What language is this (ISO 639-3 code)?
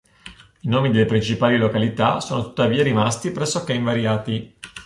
ita